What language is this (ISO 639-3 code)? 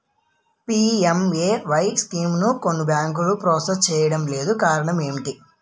tel